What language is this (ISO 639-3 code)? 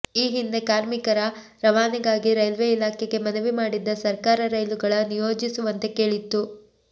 kan